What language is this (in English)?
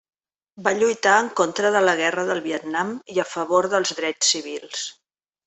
Catalan